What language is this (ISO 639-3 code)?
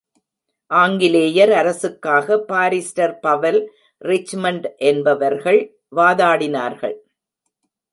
tam